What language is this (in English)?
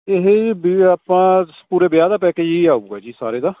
Punjabi